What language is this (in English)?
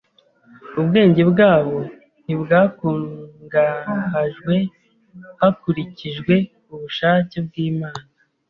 Kinyarwanda